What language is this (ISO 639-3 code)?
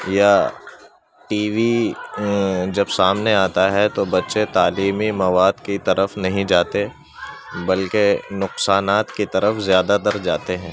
urd